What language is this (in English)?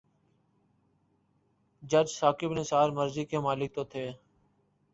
Urdu